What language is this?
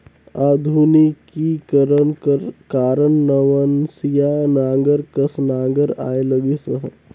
Chhattisgarhi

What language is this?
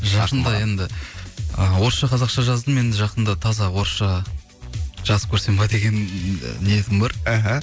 Kazakh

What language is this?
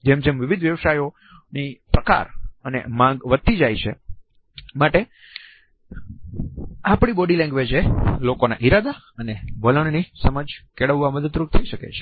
Gujarati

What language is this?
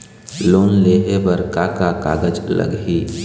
Chhattisgarhi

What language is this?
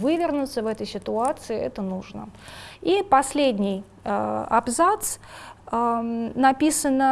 Russian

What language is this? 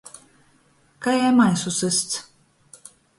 Latgalian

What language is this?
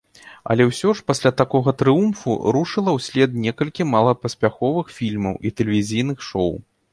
Belarusian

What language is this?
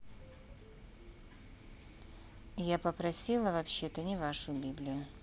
Russian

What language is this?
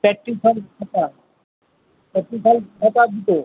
Bangla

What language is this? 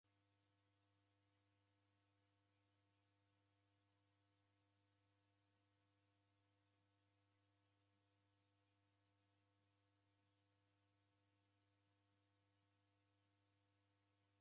Taita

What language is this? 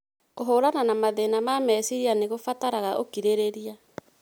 Kikuyu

